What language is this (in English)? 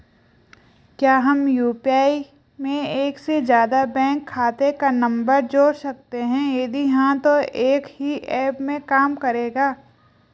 Hindi